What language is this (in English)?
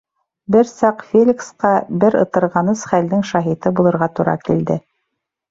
Bashkir